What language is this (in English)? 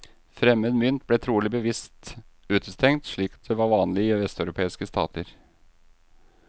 Norwegian